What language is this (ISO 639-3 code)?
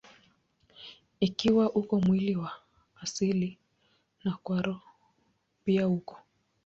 swa